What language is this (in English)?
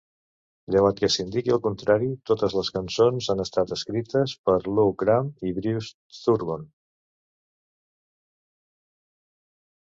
Catalan